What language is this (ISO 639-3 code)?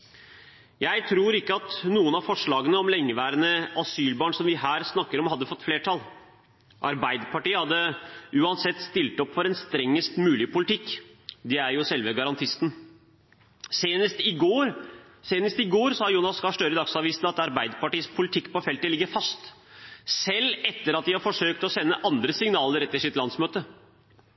nob